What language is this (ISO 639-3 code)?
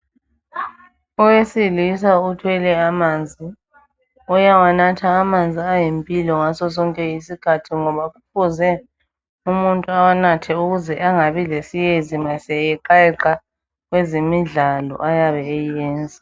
nde